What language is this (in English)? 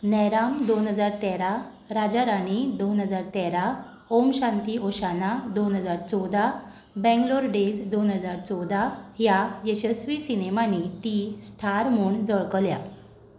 Konkani